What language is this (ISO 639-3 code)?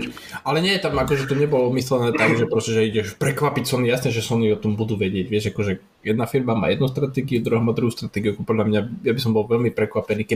slk